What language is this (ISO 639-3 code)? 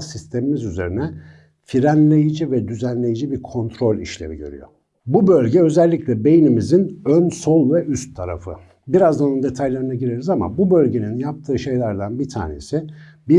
tur